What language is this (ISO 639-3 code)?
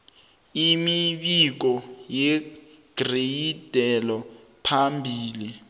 nbl